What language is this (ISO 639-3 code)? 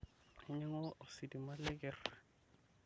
mas